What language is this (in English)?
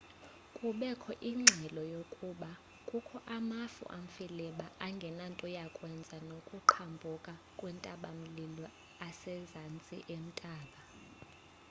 Xhosa